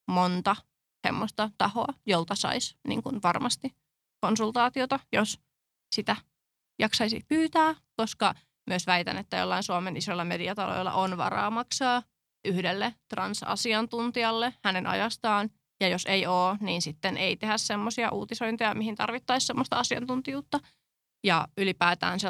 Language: Finnish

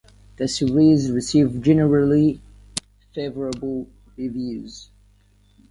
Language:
English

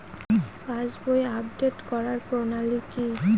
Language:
Bangla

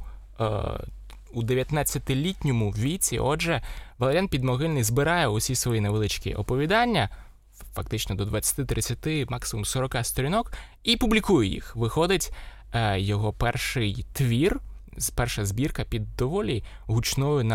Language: Ukrainian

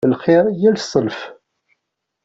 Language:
Kabyle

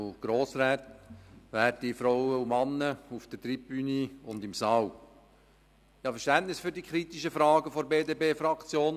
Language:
Swiss German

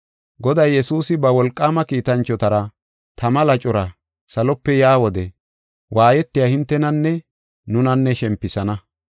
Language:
Gofa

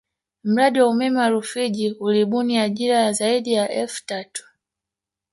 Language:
Swahili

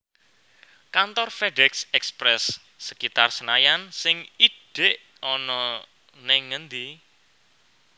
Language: Javanese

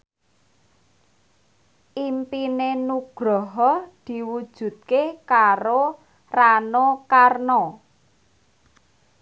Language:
Javanese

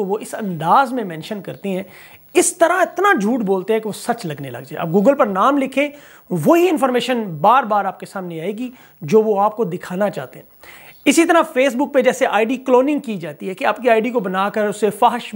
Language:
Hindi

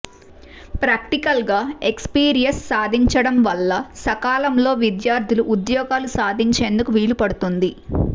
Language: Telugu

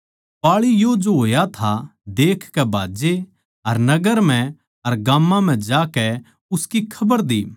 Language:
Haryanvi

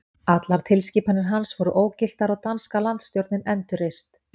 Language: Icelandic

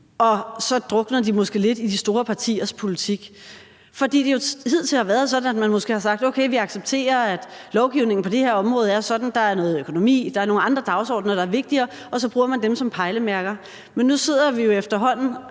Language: Danish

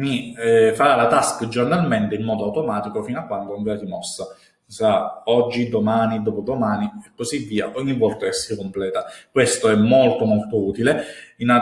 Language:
Italian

